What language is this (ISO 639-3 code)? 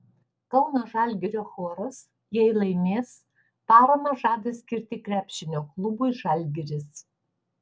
lit